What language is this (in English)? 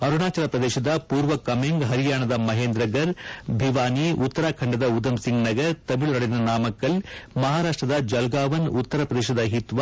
Kannada